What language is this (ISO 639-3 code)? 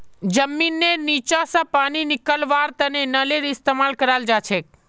mag